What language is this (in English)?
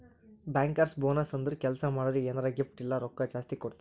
Kannada